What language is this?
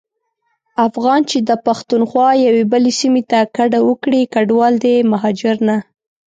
Pashto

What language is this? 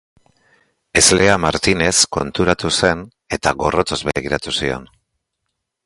Basque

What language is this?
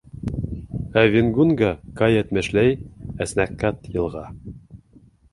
Bashkir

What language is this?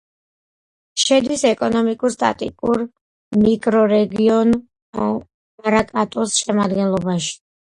Georgian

